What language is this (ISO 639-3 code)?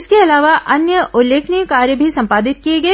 hin